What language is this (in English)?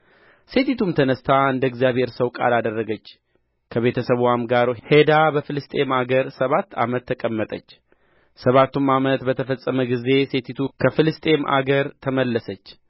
Amharic